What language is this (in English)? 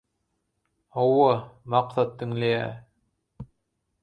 Turkmen